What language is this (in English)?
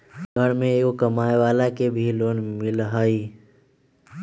Magahi